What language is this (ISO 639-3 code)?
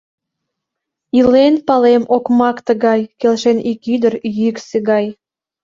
chm